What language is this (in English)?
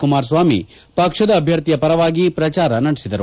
Kannada